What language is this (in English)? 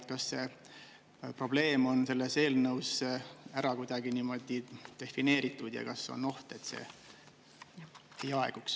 Estonian